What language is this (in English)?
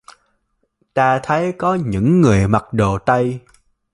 Vietnamese